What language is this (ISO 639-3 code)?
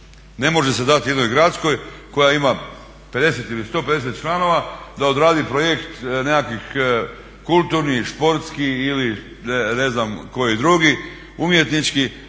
hrv